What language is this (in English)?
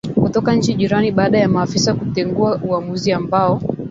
Swahili